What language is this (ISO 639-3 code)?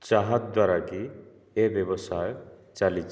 ori